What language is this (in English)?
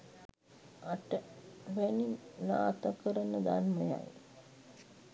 Sinhala